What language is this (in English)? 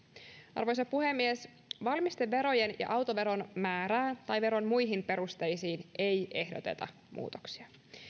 Finnish